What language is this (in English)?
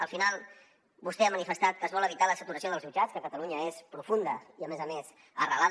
Catalan